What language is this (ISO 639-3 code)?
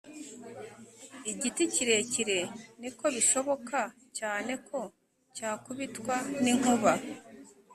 kin